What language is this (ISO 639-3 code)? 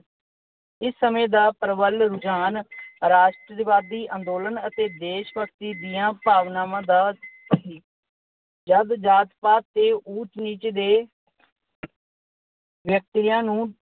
pan